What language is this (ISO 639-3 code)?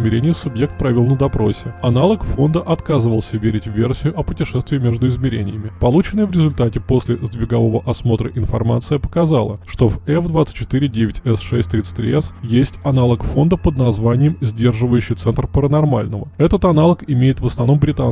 rus